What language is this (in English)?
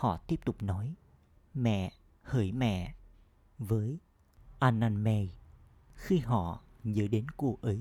Vietnamese